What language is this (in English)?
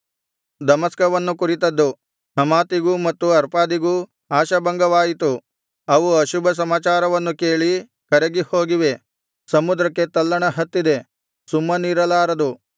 Kannada